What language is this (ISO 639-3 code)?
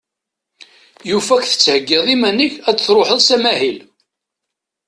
kab